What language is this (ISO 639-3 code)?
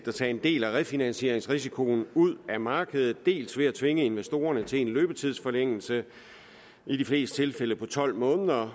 dan